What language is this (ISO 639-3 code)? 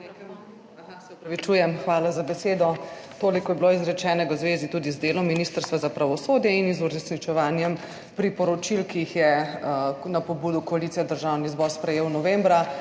slv